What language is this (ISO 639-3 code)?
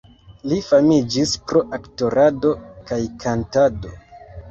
epo